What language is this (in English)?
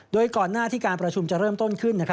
Thai